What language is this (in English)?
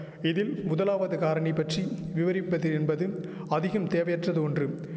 Tamil